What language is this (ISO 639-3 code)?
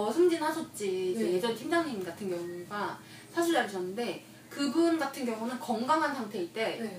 kor